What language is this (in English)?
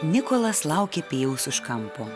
Lithuanian